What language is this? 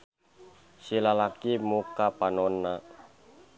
Sundanese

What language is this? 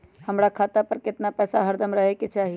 Magahi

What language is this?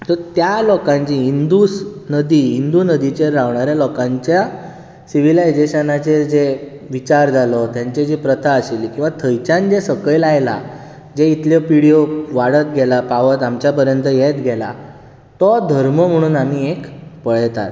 Konkani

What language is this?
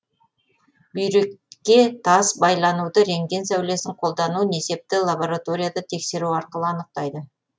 Kazakh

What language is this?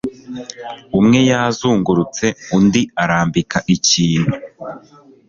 Kinyarwanda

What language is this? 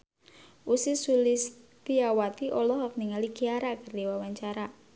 Sundanese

